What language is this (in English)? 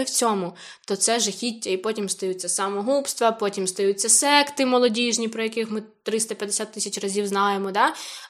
Ukrainian